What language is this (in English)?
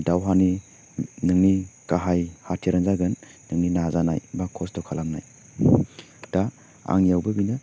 Bodo